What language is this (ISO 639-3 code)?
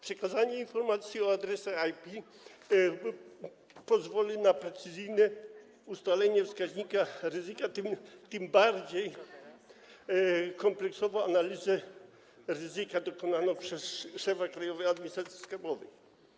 pol